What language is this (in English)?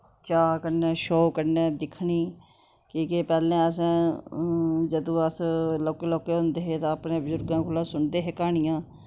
Dogri